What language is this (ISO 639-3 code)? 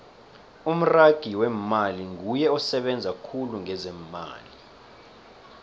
nbl